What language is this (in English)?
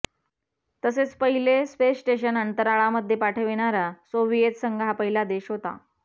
Marathi